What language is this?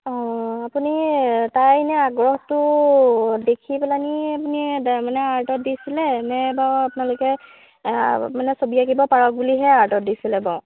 Assamese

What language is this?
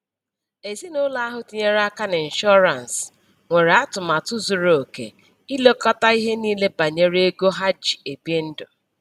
Igbo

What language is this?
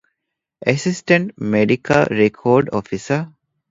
Divehi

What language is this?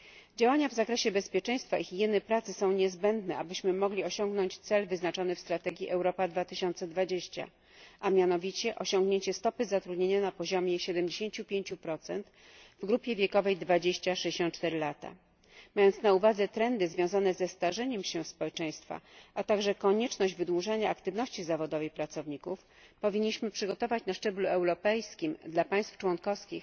Polish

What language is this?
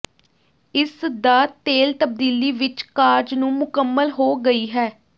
Punjabi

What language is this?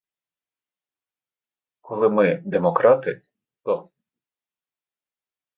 Ukrainian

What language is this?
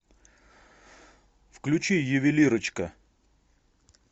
Russian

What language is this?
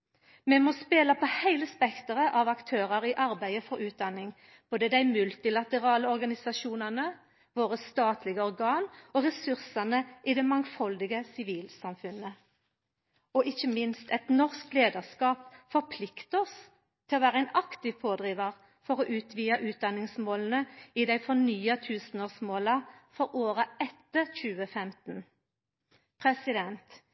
Norwegian Nynorsk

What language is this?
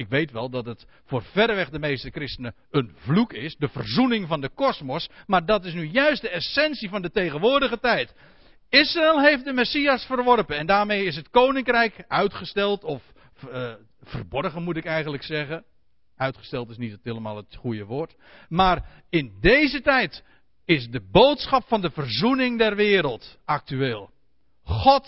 Dutch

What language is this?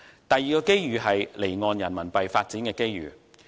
Cantonese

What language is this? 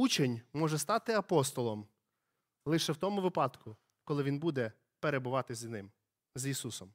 Ukrainian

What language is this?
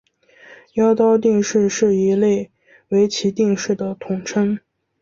Chinese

